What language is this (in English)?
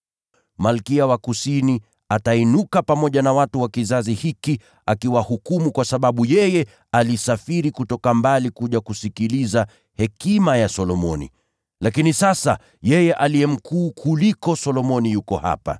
Swahili